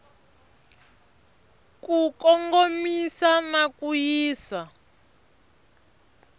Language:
Tsonga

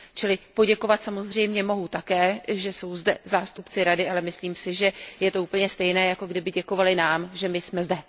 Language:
Czech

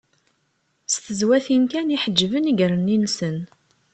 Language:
Kabyle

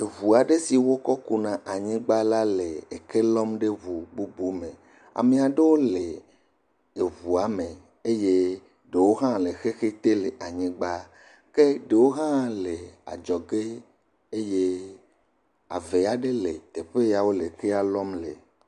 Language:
Ewe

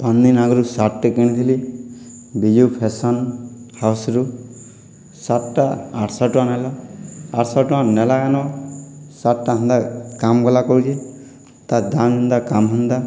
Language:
Odia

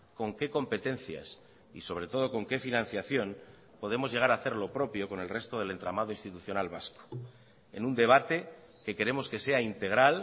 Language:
Spanish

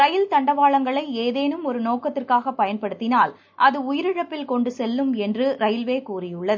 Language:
Tamil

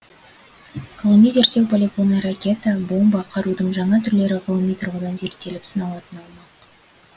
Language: Kazakh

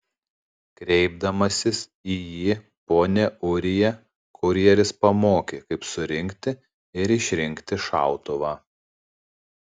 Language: Lithuanian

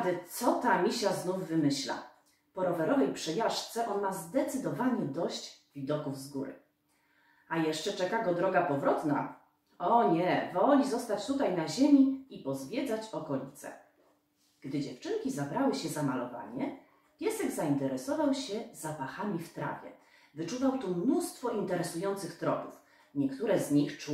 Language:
Polish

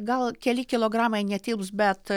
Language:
Lithuanian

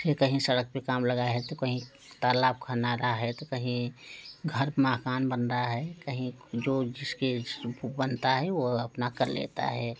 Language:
Hindi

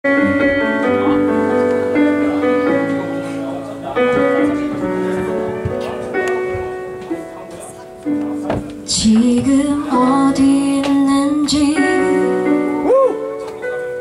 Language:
Korean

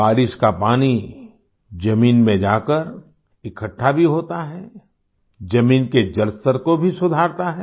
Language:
Hindi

